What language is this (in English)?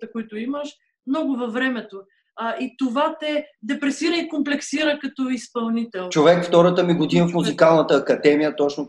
Bulgarian